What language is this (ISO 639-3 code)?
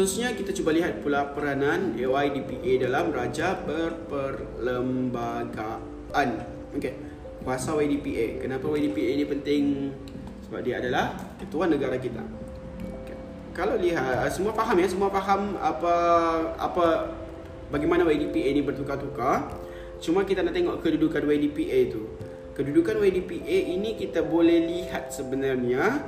msa